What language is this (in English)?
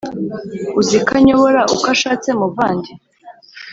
Kinyarwanda